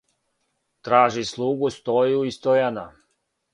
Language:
Serbian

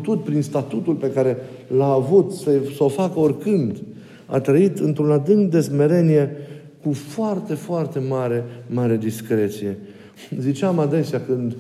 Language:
Romanian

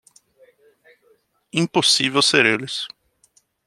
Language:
Portuguese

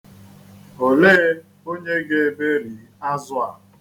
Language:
Igbo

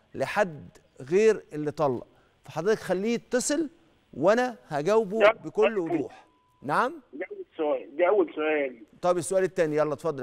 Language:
Arabic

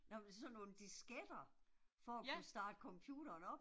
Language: Danish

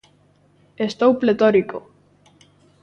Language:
Galician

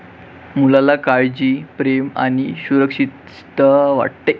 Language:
Marathi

